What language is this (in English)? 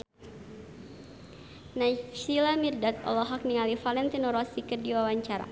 Sundanese